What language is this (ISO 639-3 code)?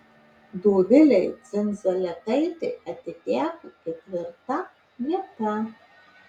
lit